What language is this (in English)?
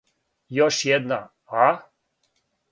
Serbian